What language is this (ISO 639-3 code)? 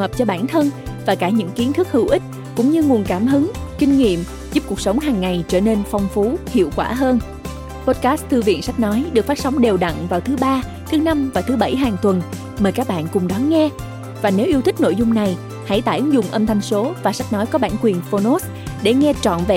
vie